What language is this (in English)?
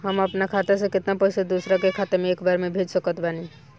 Bhojpuri